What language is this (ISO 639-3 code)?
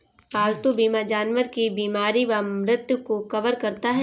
hin